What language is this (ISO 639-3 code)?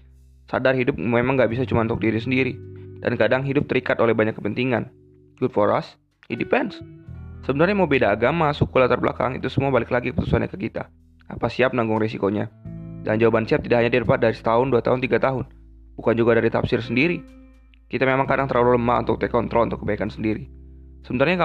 msa